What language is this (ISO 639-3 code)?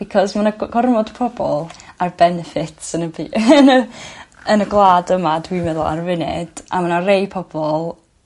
cym